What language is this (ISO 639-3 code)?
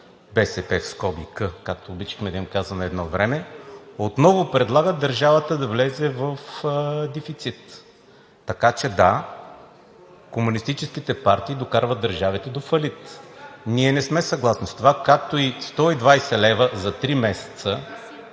bul